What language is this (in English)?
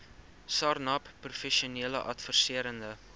Afrikaans